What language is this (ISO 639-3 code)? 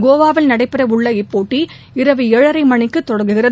tam